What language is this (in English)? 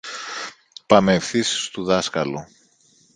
Greek